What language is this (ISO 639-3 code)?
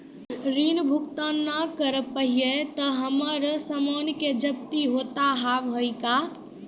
mai